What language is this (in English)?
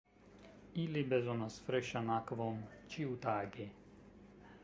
Esperanto